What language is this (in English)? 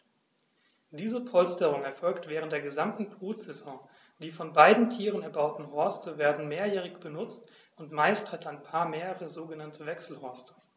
German